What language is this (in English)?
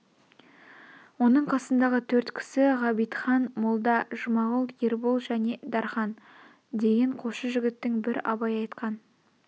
Kazakh